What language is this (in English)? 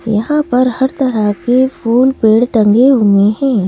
Hindi